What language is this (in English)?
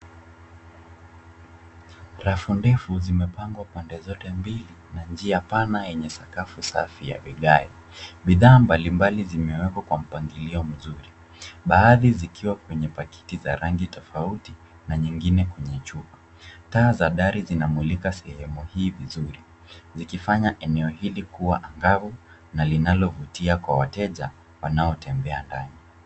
Swahili